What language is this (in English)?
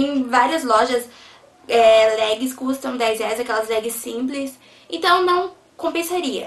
Portuguese